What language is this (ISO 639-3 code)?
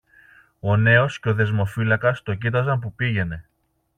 ell